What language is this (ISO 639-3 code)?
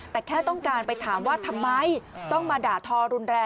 tha